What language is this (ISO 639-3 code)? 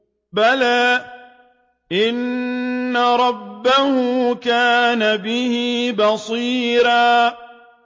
ara